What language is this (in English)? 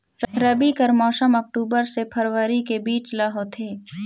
Chhattisgarhi